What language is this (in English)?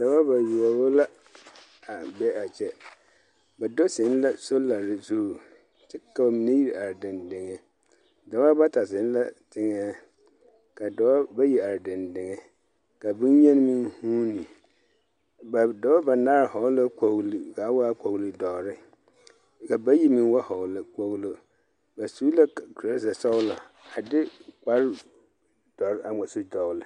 Southern Dagaare